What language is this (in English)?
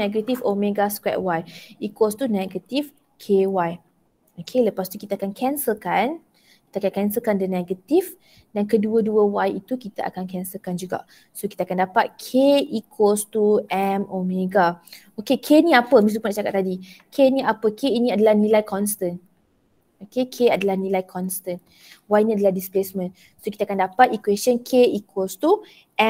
Malay